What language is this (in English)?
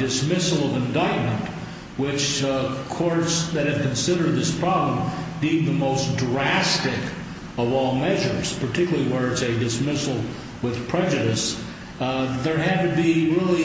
English